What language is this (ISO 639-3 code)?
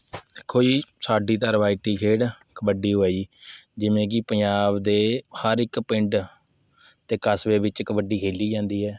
pan